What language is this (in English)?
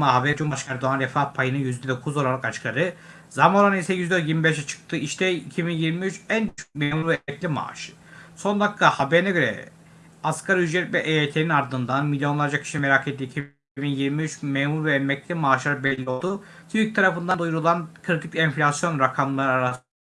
Turkish